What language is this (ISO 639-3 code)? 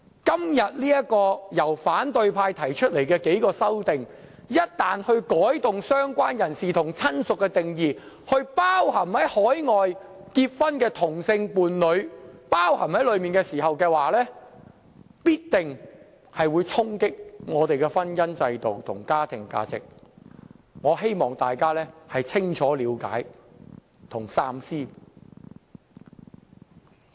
yue